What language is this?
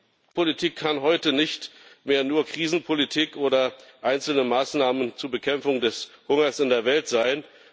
German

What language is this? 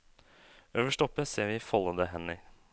Norwegian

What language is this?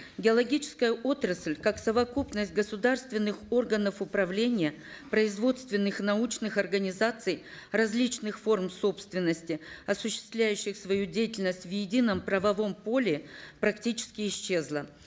Kazakh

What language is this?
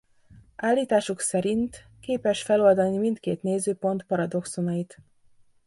Hungarian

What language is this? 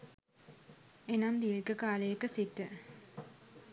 Sinhala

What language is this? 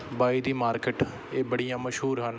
Punjabi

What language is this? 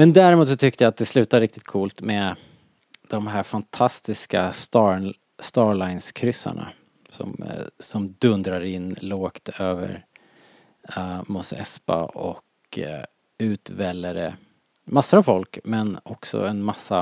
Swedish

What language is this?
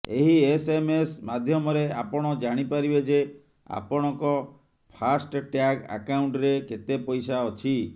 Odia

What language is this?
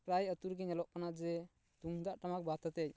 Santali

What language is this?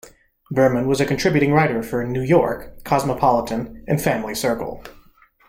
English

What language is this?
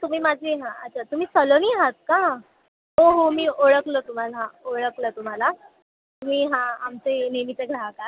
Marathi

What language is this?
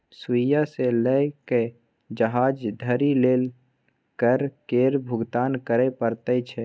Maithili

